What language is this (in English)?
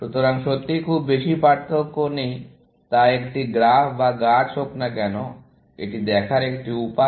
Bangla